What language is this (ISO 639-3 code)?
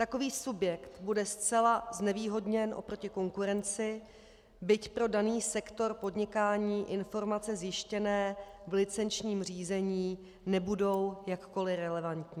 ces